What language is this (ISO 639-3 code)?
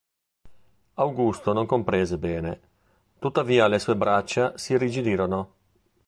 ita